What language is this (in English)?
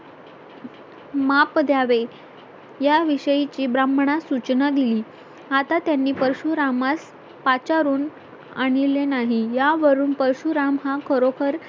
Marathi